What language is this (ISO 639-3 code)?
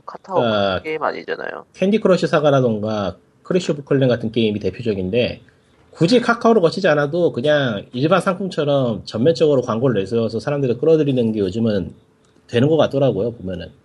kor